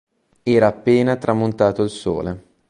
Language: Italian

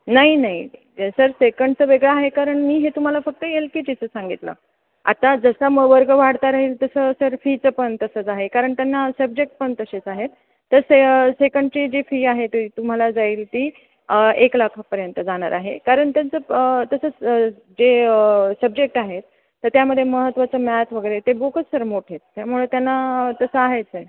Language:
Marathi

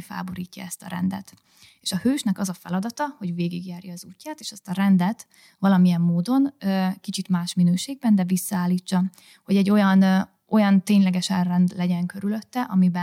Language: Hungarian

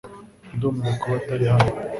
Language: Kinyarwanda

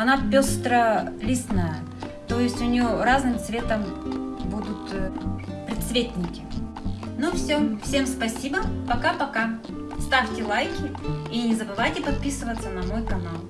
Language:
Russian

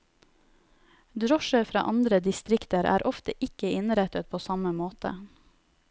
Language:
Norwegian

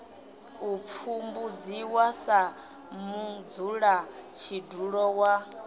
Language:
Venda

